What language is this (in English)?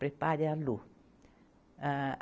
Portuguese